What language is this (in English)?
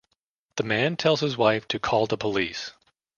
English